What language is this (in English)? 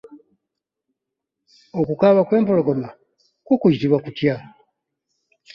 Ganda